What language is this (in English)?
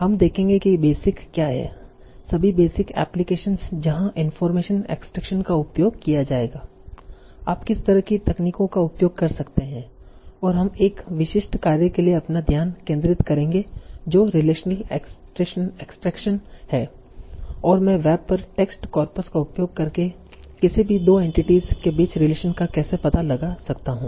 Hindi